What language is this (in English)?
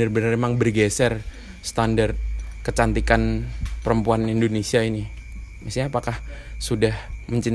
Indonesian